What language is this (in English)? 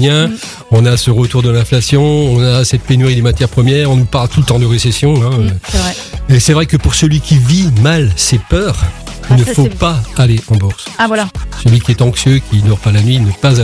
French